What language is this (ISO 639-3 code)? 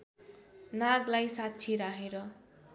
nep